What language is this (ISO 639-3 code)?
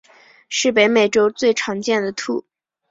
zho